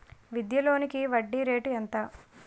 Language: Telugu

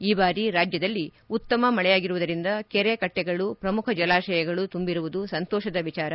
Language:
Kannada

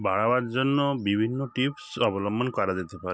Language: Bangla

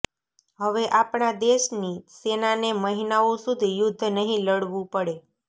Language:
Gujarati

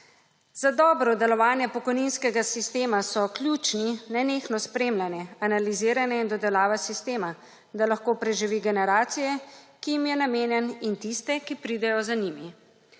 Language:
Slovenian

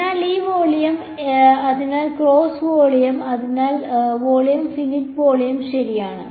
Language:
Malayalam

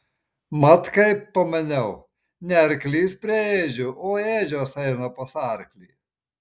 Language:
Lithuanian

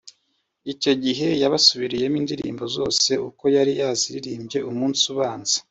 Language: Kinyarwanda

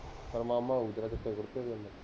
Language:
Punjabi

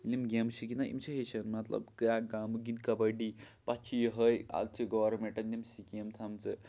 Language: Kashmiri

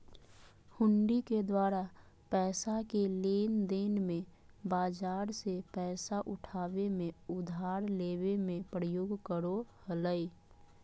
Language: Magahi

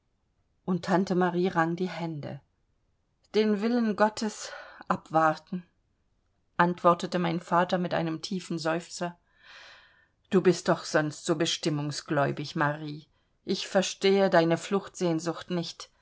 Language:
German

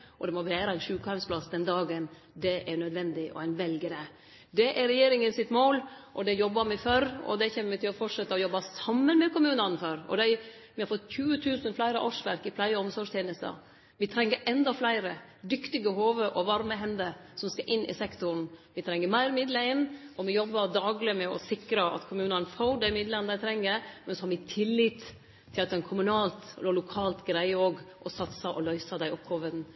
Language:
Norwegian Nynorsk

